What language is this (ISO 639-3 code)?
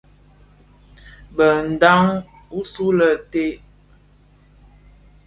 ksf